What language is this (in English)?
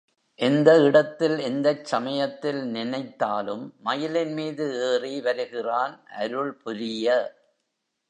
Tamil